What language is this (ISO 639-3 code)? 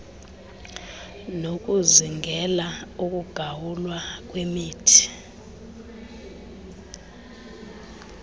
xho